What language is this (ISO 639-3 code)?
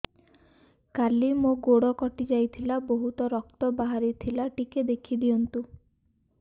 ori